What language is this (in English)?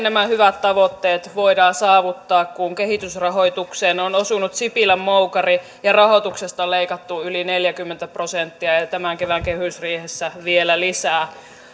Finnish